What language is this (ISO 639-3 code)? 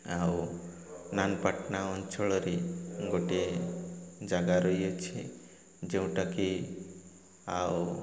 ori